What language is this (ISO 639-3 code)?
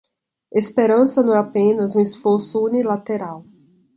por